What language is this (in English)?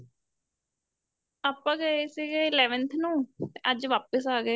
Punjabi